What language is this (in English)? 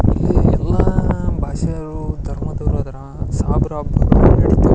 Kannada